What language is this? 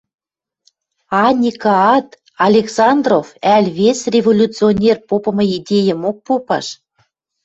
Western Mari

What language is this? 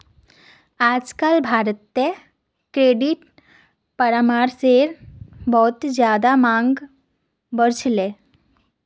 Magahi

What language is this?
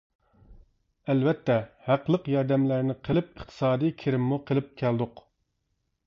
Uyghur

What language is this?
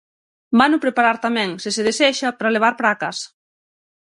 Galician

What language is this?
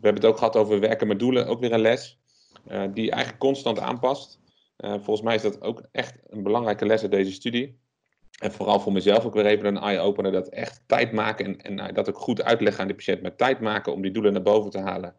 Dutch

